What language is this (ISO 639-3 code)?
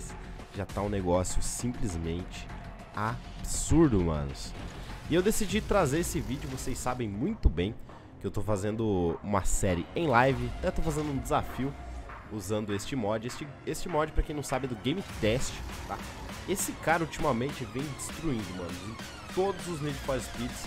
por